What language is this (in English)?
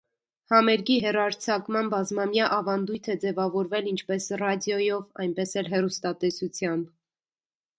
Armenian